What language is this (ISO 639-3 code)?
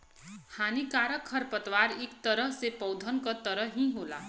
bho